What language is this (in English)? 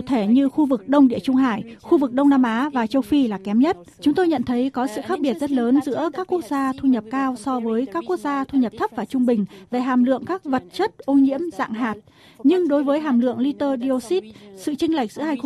Vietnamese